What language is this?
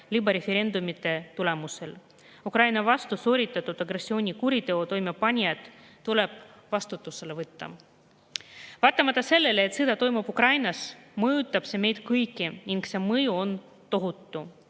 Estonian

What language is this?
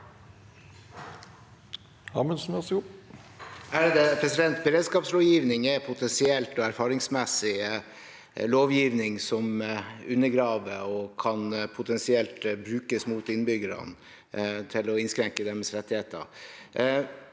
Norwegian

